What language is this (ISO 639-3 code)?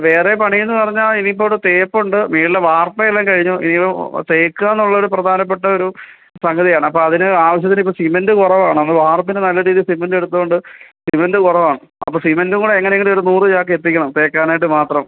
mal